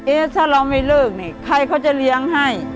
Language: Thai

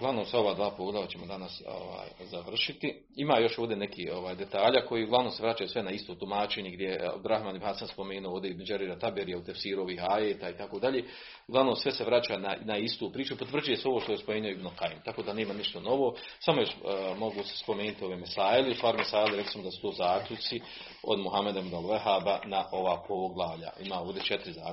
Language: Croatian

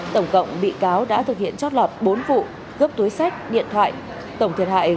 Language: Vietnamese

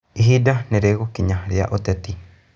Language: Kikuyu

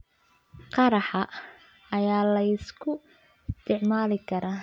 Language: Somali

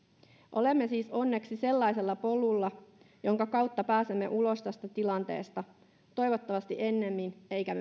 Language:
Finnish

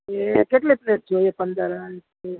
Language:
Gujarati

